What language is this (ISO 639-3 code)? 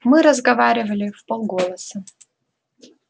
rus